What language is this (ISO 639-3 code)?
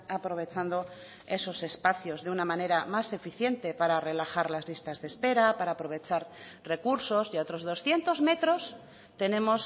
spa